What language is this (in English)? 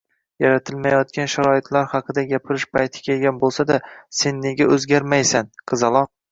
Uzbek